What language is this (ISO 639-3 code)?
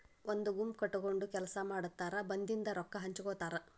kan